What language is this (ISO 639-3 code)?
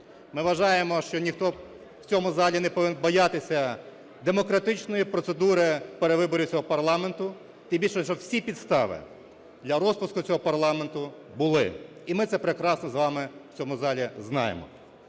ukr